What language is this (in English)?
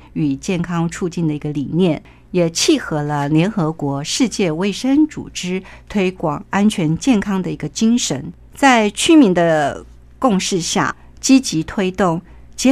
Chinese